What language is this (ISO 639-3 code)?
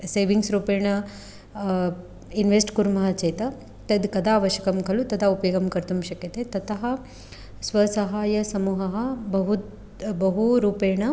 san